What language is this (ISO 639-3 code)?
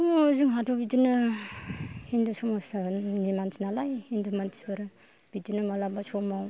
brx